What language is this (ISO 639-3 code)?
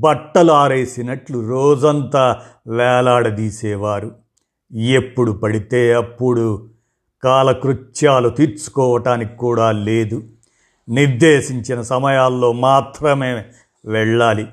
tel